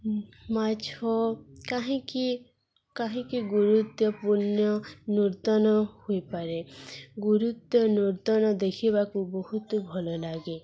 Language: Odia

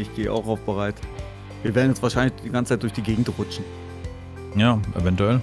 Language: German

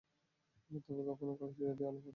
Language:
Bangla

